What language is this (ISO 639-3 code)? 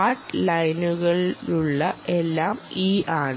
mal